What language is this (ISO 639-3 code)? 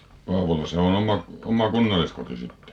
fin